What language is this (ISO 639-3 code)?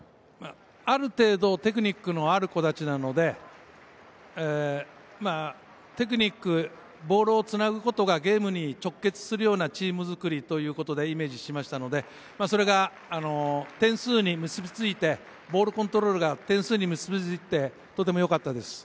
jpn